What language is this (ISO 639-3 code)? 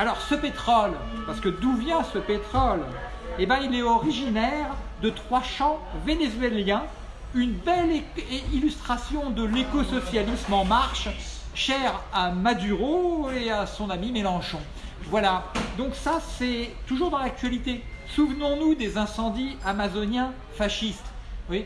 fra